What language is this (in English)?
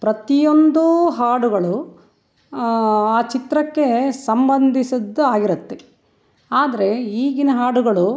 Kannada